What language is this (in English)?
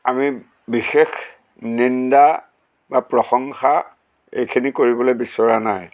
Assamese